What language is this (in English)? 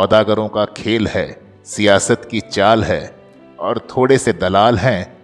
Hindi